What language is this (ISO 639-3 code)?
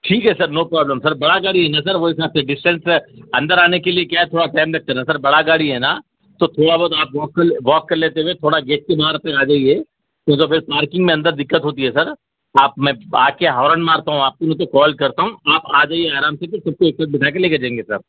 urd